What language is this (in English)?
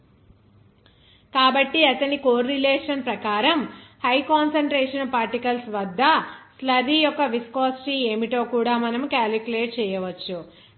Telugu